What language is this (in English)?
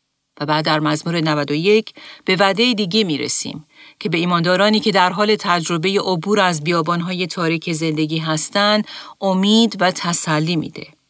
Persian